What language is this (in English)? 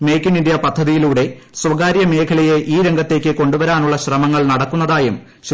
Malayalam